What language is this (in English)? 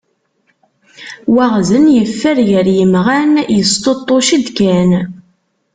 Kabyle